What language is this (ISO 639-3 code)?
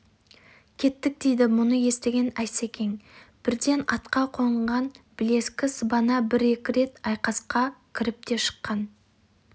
kaz